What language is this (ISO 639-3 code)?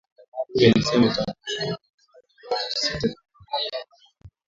swa